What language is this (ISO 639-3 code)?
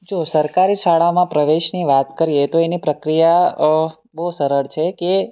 guj